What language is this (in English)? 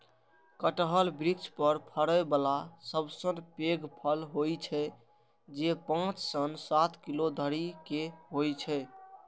Maithili